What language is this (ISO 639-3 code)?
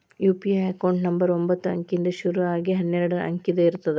kan